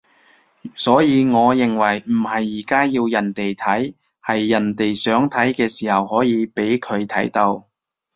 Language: Cantonese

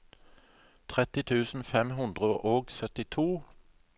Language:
Norwegian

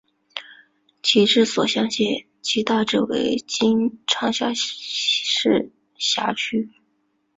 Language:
Chinese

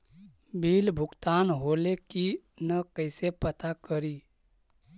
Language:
Magahi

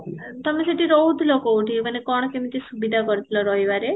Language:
Odia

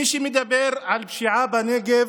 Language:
Hebrew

